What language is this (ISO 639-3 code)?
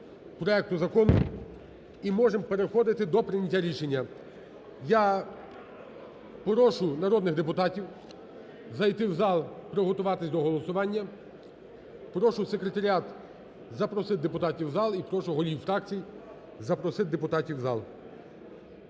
ukr